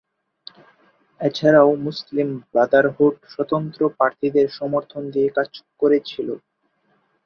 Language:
Bangla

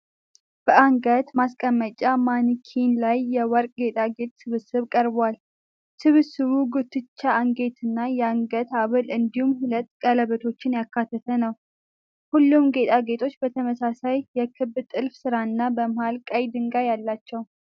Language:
Amharic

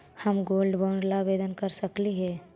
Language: Magahi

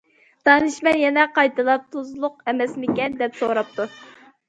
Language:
Uyghur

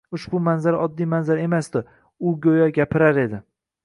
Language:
Uzbek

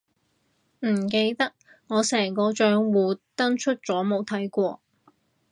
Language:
Cantonese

